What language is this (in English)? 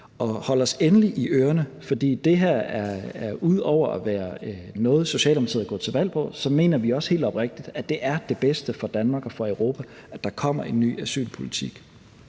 Danish